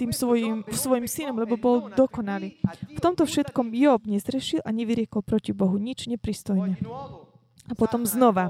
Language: Slovak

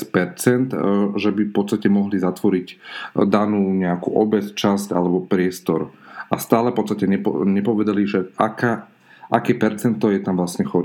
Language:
Slovak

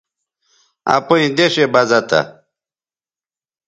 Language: Bateri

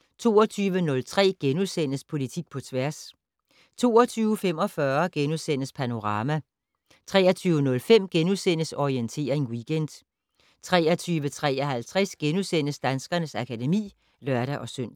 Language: Danish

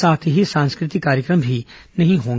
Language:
Hindi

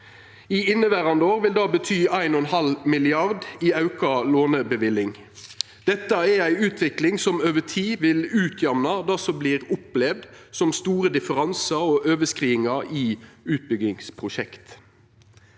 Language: Norwegian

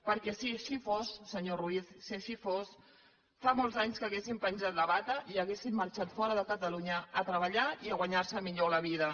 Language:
Catalan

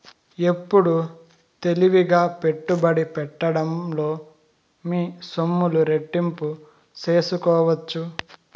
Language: Telugu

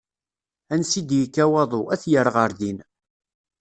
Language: Kabyle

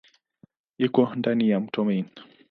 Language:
Swahili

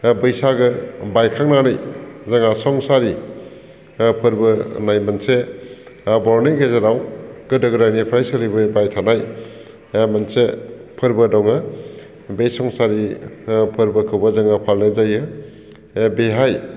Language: Bodo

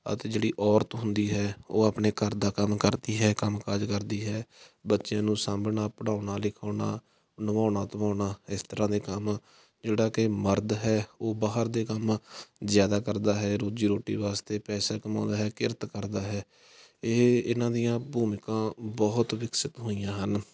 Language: Punjabi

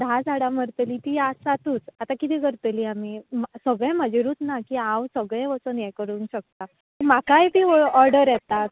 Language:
Konkani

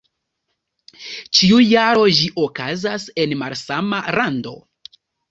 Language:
Esperanto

